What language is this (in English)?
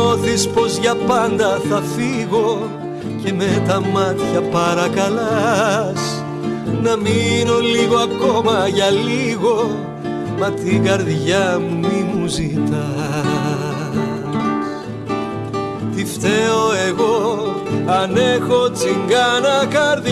Greek